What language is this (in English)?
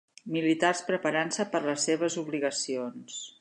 Catalan